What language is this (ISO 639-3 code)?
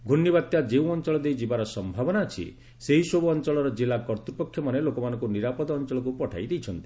ori